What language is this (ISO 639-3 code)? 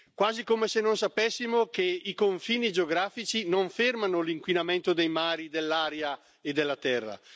ita